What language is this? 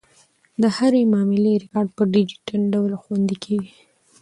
Pashto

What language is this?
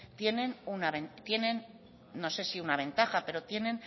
Spanish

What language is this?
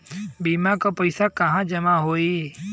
Bhojpuri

